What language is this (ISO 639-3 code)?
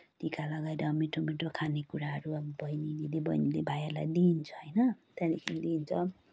nep